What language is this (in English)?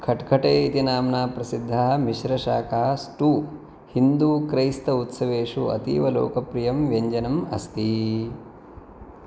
Sanskrit